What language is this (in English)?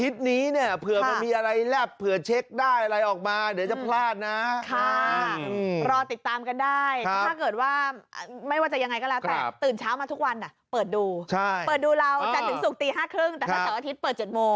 Thai